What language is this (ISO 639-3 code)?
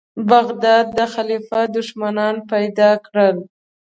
pus